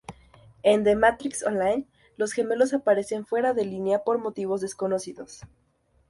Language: Spanish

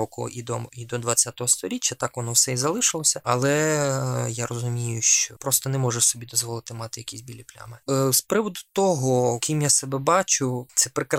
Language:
Ukrainian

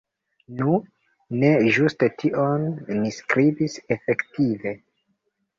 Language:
Esperanto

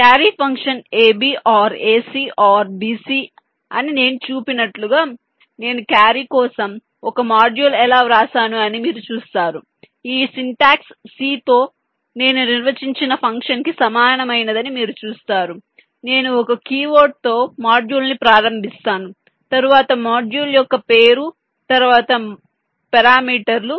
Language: Telugu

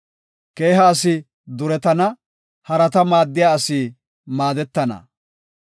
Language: Gofa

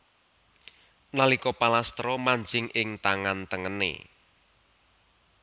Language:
Javanese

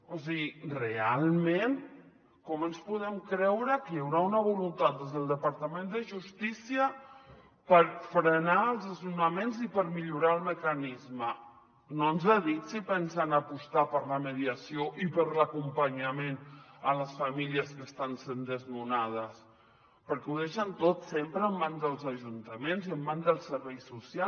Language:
Catalan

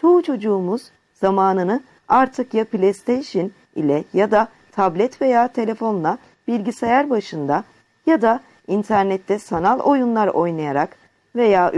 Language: Turkish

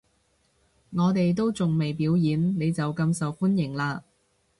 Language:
Cantonese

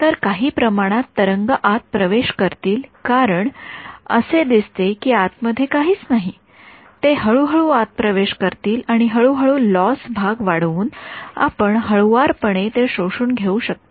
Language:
Marathi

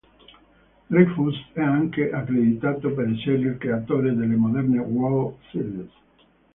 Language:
Italian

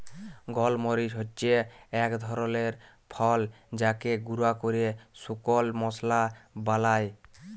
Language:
Bangla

